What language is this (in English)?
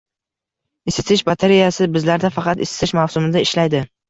Uzbek